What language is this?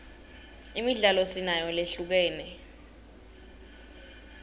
Swati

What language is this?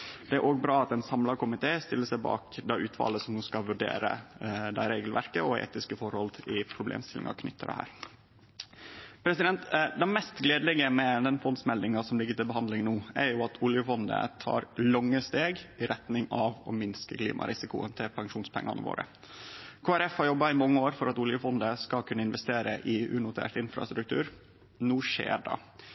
Norwegian Nynorsk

